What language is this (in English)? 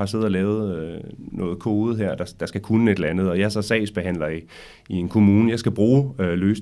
Danish